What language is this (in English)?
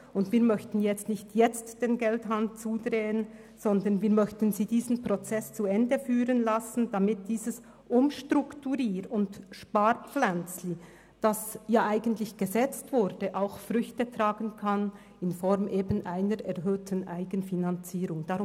Swiss German